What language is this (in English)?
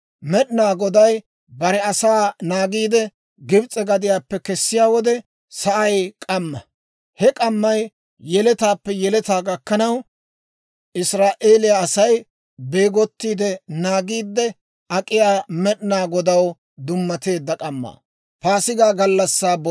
Dawro